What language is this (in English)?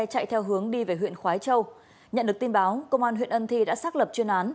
Vietnamese